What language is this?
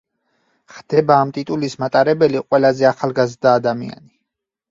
Georgian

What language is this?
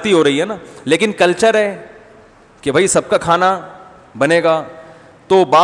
Hindi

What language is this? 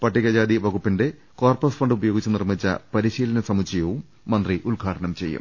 Malayalam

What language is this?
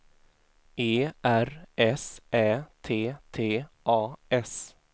Swedish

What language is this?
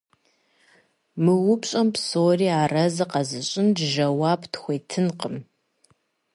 Kabardian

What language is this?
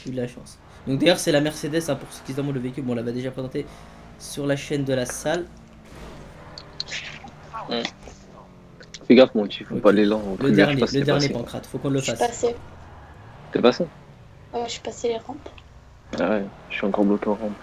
French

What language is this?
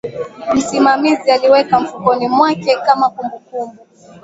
Swahili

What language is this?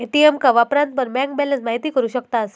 Marathi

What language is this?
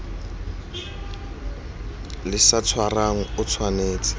Tswana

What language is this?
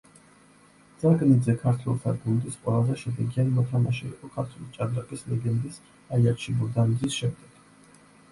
Georgian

